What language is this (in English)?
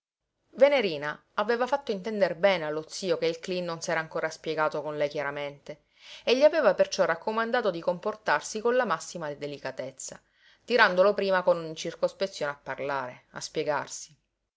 Italian